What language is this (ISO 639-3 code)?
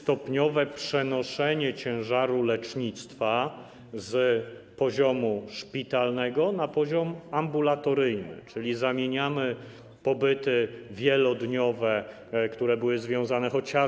pol